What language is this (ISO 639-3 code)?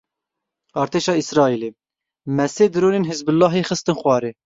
kur